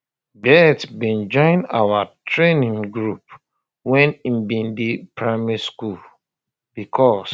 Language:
Nigerian Pidgin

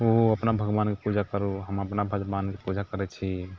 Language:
Maithili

